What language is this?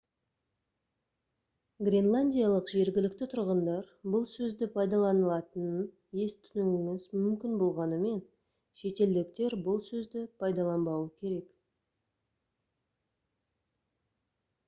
Kazakh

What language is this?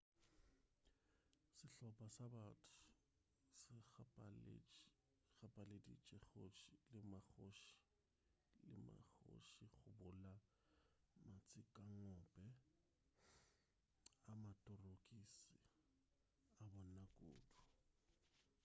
Northern Sotho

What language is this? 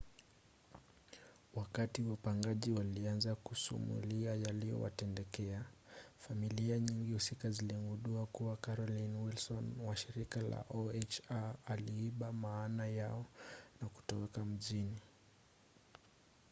Swahili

